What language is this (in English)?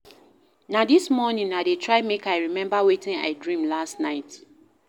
Nigerian Pidgin